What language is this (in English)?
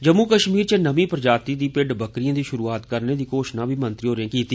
Dogri